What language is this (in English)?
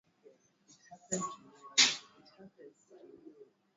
Swahili